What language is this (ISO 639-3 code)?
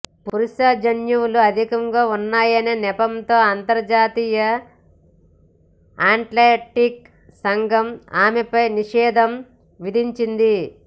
tel